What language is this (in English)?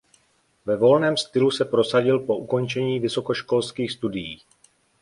Czech